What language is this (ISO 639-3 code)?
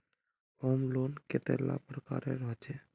mag